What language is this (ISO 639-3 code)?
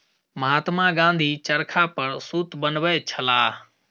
mai